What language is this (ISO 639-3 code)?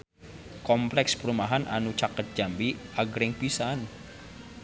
sun